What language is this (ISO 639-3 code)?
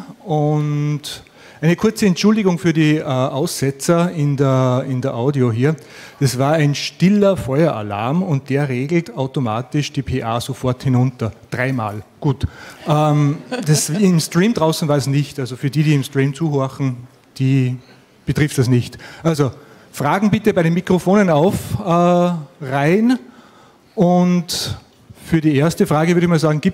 deu